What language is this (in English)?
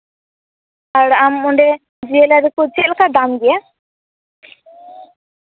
Santali